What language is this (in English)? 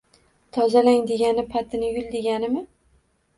Uzbek